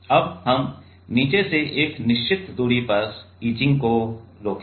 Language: Hindi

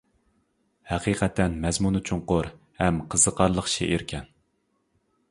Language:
Uyghur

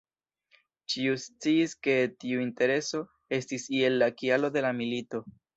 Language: Esperanto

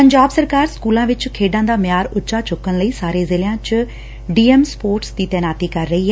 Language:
Punjabi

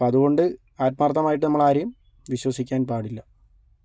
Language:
Malayalam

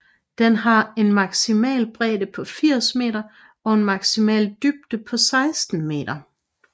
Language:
Danish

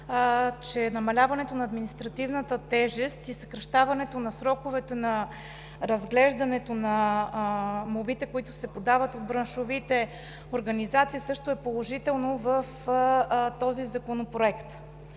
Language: Bulgarian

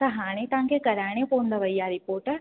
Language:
Sindhi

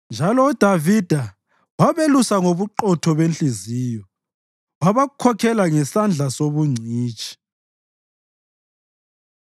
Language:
North Ndebele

